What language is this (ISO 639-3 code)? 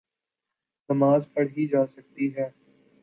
urd